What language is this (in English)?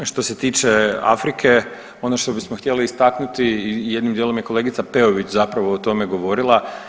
Croatian